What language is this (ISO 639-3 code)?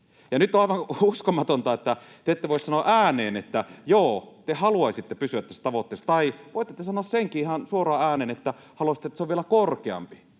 fin